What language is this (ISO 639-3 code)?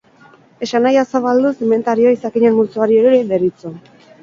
eus